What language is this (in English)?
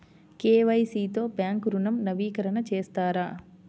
Telugu